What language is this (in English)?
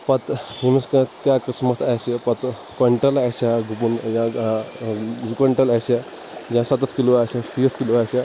Kashmiri